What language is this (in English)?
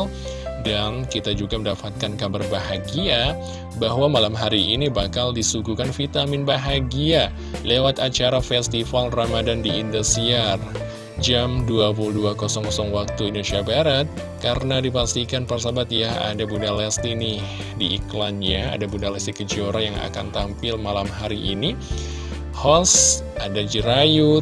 Indonesian